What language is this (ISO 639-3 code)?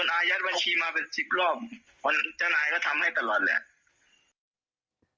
tha